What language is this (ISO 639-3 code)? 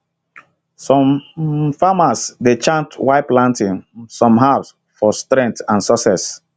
pcm